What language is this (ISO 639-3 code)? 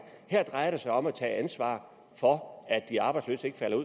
dan